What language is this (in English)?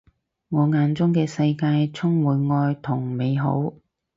Cantonese